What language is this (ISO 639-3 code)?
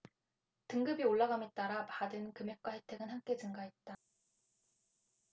kor